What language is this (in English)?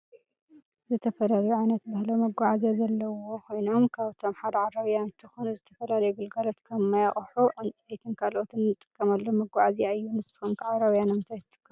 Tigrinya